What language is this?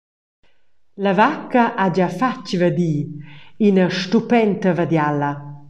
Romansh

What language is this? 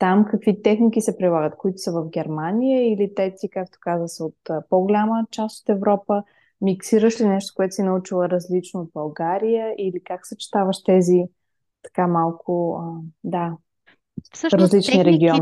Bulgarian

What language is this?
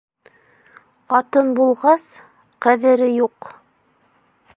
Bashkir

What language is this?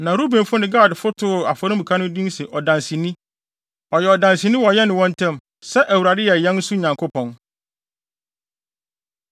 Akan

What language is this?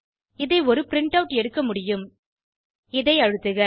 Tamil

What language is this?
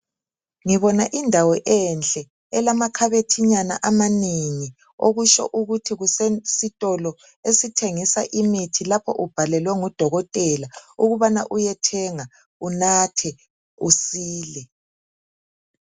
North Ndebele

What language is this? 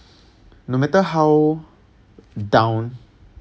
English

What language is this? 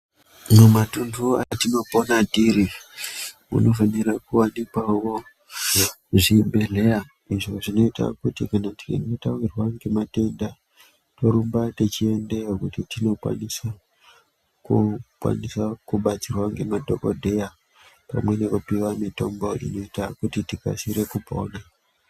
Ndau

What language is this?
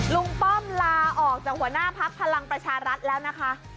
Thai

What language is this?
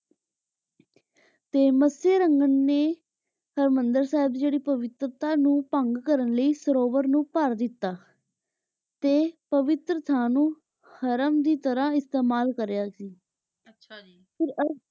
Punjabi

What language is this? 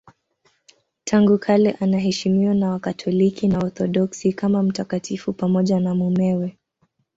Swahili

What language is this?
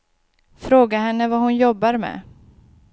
Swedish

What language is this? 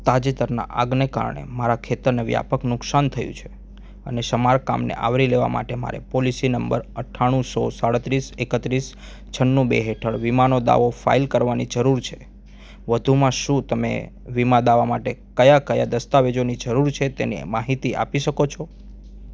Gujarati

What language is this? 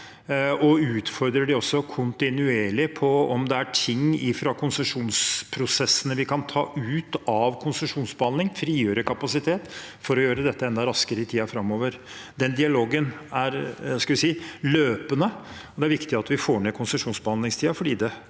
Norwegian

